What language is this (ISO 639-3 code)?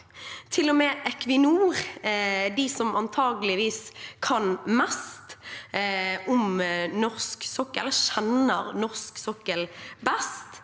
nor